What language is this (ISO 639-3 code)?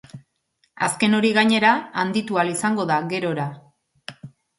eus